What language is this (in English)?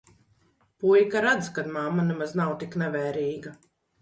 Latvian